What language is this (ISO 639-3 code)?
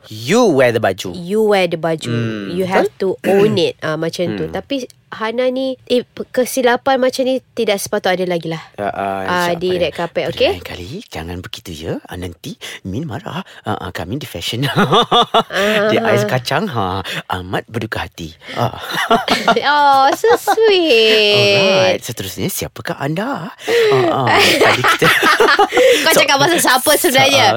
msa